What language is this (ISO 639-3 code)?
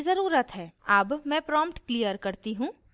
hin